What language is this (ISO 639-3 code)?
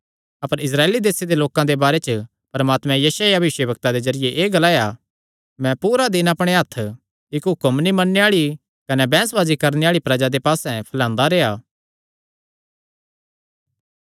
xnr